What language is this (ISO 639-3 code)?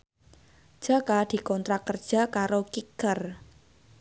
jav